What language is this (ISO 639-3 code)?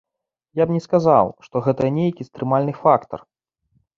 bel